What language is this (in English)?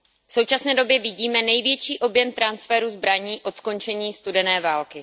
Czech